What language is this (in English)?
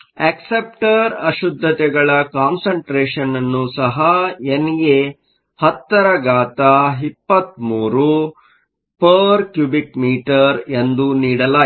Kannada